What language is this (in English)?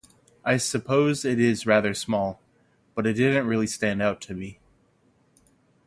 English